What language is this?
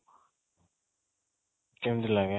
Odia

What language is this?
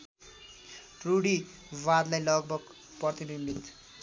Nepali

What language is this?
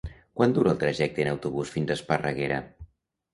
Catalan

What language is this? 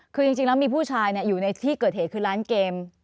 Thai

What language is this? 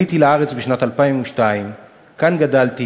Hebrew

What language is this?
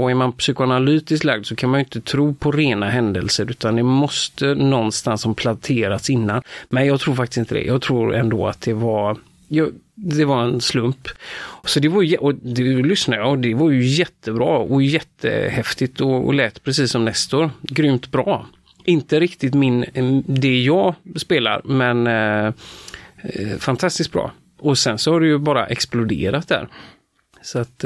Swedish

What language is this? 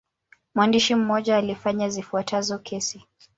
Swahili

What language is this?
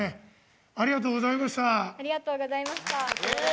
Japanese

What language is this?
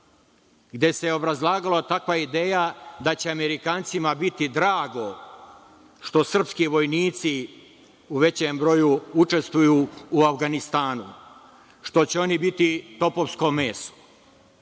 Serbian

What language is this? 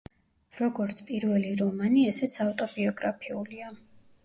Georgian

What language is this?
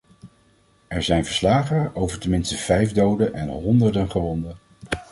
Dutch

